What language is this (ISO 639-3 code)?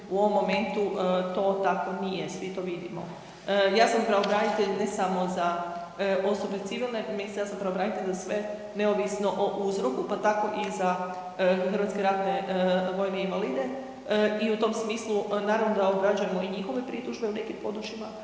hrv